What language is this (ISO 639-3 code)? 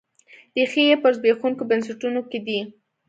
pus